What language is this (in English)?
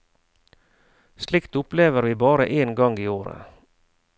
Norwegian